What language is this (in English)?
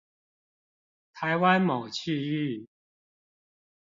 Chinese